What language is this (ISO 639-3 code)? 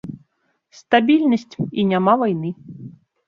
bel